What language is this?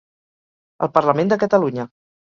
Catalan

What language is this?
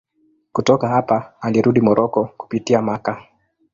Swahili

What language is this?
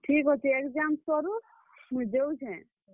Odia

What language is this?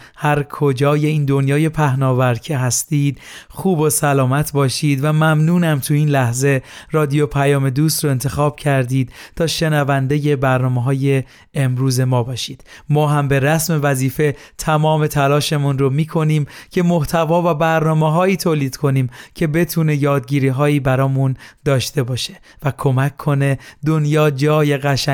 Persian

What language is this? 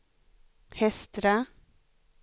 Swedish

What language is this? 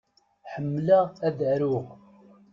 Kabyle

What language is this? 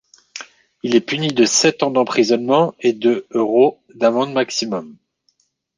French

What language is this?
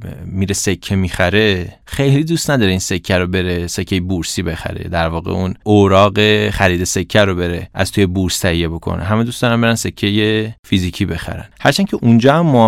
Persian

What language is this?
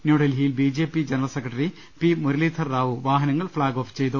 Malayalam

